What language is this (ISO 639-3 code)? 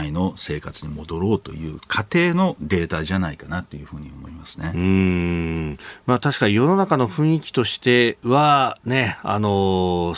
jpn